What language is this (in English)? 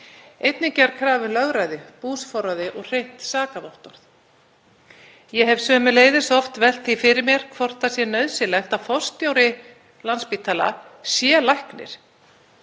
Icelandic